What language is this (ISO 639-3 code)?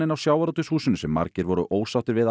isl